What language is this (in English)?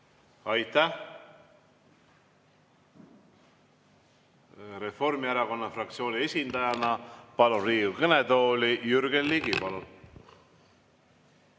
Estonian